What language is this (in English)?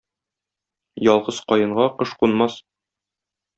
Tatar